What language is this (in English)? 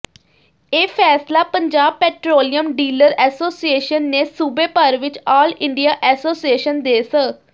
Punjabi